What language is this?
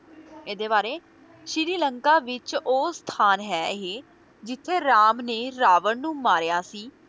Punjabi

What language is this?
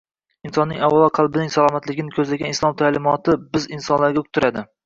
Uzbek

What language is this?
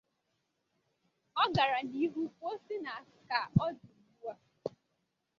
Igbo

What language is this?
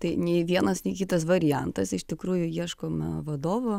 Lithuanian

